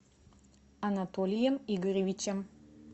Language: Russian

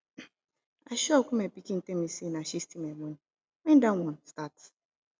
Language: Nigerian Pidgin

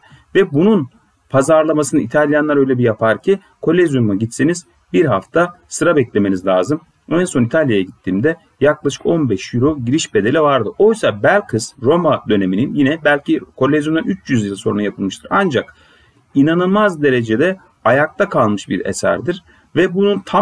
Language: Turkish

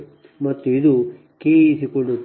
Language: Kannada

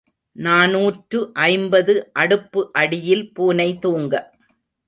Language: Tamil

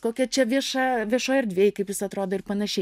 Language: Lithuanian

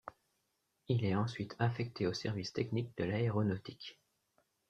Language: French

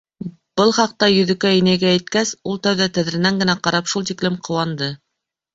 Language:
Bashkir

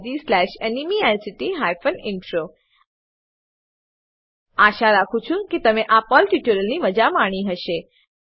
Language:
Gujarati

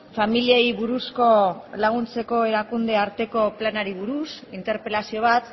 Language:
Basque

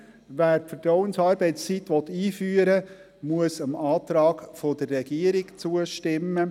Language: Swiss German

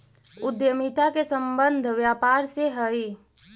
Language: Magahi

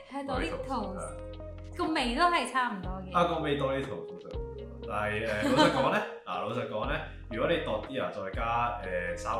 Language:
Chinese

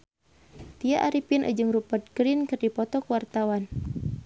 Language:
Sundanese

